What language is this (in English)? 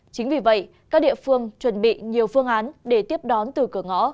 Vietnamese